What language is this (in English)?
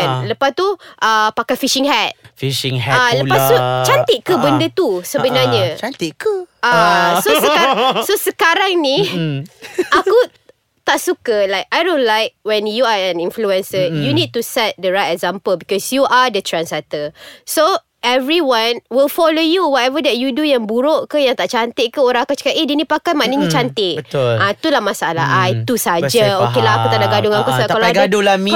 Malay